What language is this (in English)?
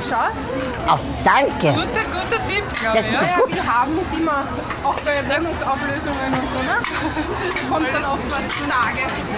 German